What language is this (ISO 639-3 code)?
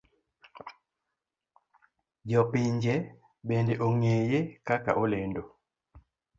luo